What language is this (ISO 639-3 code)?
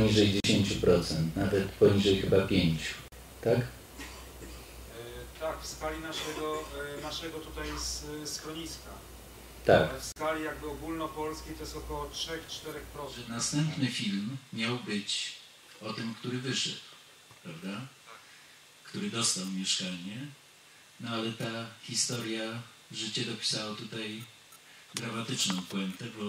pol